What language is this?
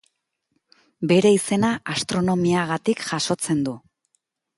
Basque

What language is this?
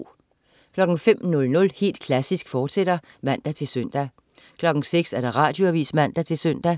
Danish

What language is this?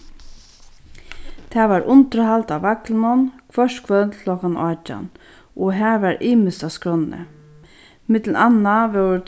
Faroese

